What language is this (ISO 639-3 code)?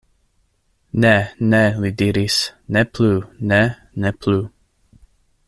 epo